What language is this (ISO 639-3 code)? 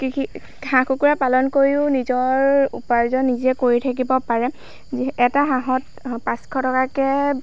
asm